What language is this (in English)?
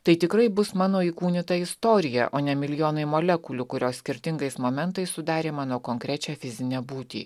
Lithuanian